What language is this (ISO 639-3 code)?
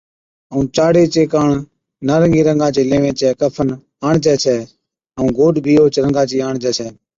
odk